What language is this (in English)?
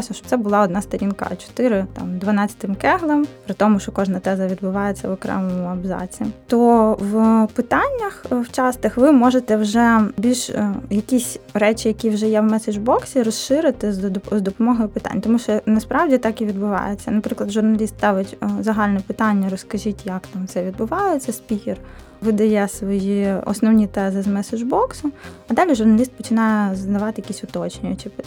Ukrainian